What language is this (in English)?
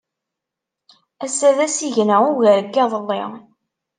Kabyle